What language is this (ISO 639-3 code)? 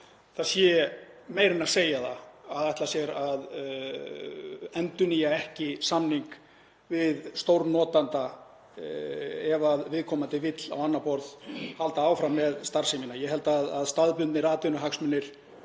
isl